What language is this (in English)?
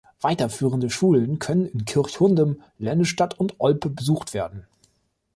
German